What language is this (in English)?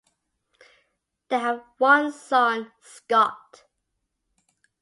English